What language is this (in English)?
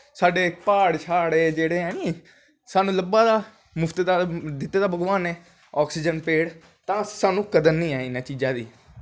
Dogri